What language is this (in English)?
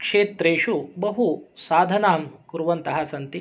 Sanskrit